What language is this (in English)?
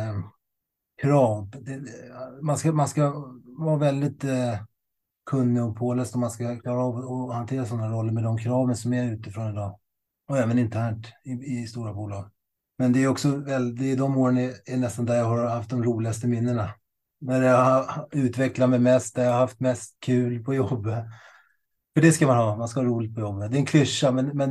Swedish